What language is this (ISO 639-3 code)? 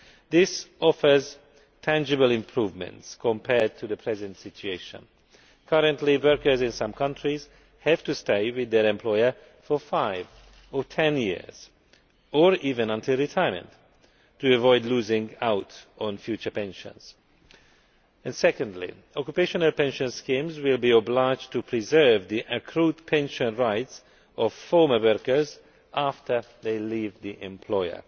eng